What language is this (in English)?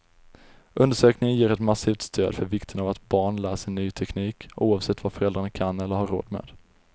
Swedish